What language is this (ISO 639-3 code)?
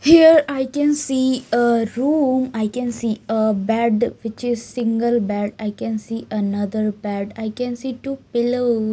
eng